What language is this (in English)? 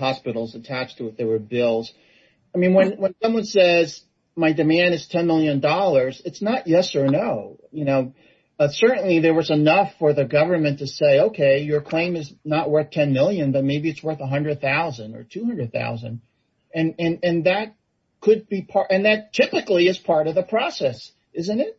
English